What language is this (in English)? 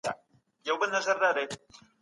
Pashto